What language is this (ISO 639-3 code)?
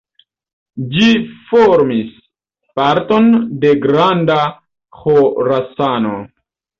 epo